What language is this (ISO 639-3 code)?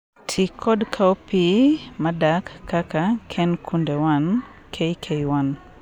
luo